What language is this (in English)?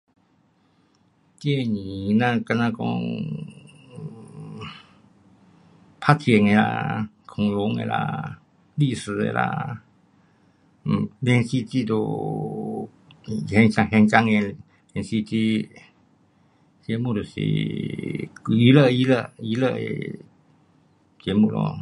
Pu-Xian Chinese